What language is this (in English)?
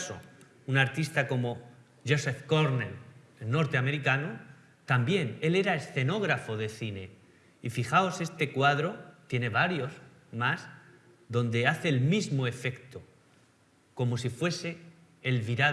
Spanish